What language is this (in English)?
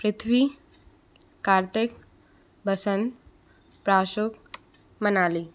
Hindi